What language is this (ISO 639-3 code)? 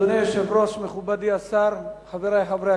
heb